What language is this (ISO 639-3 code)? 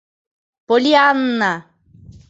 chm